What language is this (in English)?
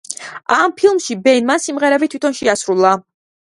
Georgian